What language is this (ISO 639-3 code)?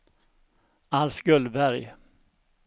swe